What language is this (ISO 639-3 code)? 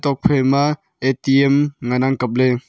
nnp